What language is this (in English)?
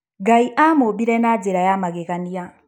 Kikuyu